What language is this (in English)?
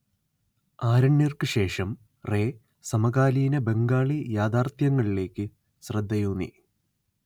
Malayalam